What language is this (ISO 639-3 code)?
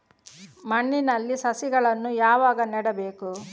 kan